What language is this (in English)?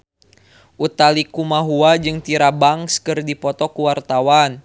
Sundanese